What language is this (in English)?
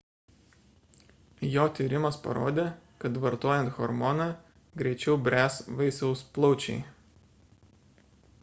Lithuanian